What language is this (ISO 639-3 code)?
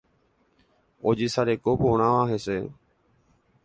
grn